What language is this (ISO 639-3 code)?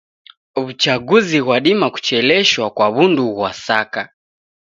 dav